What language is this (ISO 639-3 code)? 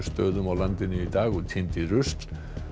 isl